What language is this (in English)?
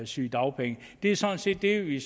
Danish